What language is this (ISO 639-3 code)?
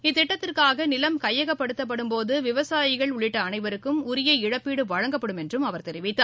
tam